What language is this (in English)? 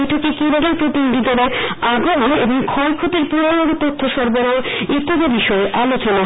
Bangla